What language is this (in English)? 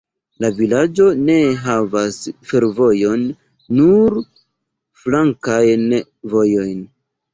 Esperanto